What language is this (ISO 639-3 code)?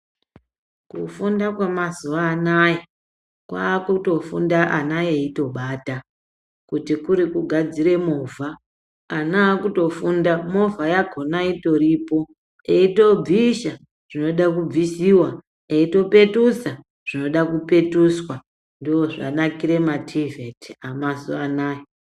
ndc